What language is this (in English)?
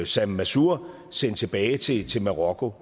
Danish